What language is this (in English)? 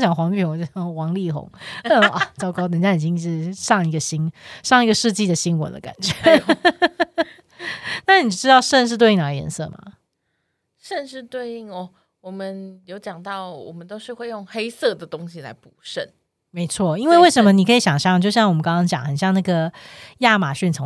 Chinese